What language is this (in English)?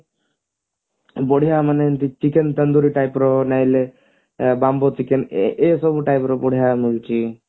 Odia